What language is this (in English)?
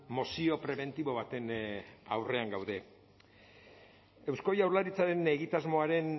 Basque